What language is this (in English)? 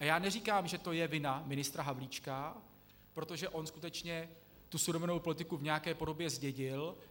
Czech